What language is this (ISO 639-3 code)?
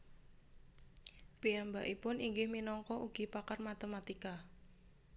jav